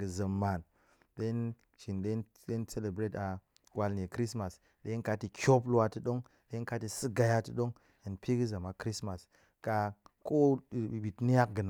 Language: Goemai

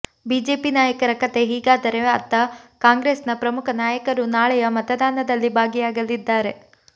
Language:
Kannada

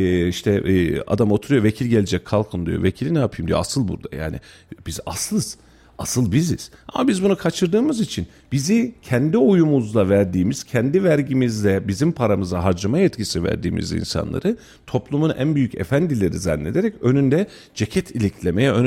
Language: Turkish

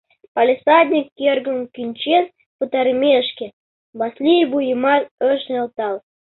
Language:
Mari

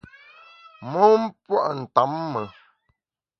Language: Bamun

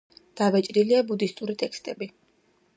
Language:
Georgian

